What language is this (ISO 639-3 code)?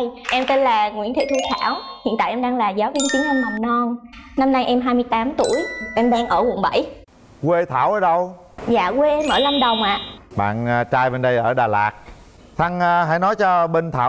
vie